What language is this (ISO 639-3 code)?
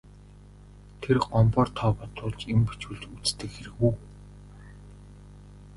mon